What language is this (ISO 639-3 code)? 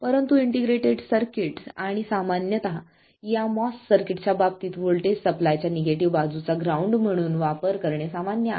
mar